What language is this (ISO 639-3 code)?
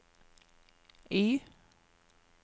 nor